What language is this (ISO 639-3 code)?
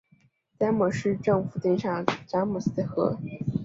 zho